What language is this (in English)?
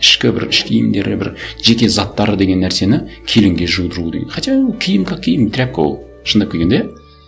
Kazakh